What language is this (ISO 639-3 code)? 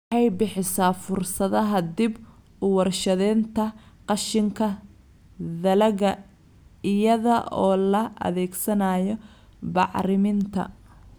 som